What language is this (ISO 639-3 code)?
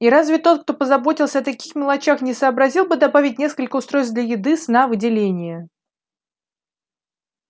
rus